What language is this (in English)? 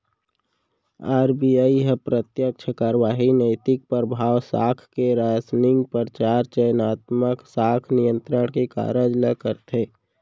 Chhattisgarhi